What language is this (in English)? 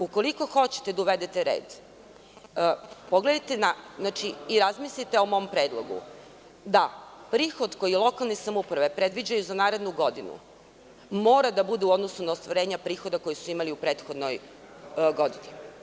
Serbian